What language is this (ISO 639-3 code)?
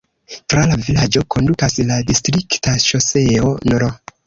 epo